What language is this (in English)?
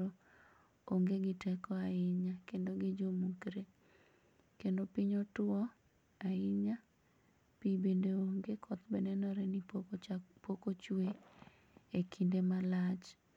Luo (Kenya and Tanzania)